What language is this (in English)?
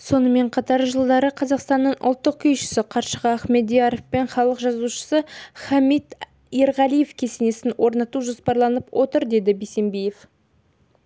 Kazakh